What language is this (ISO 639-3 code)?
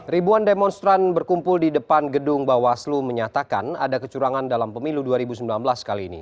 ind